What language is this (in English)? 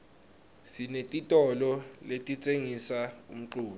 Swati